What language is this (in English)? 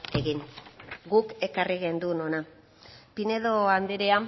Basque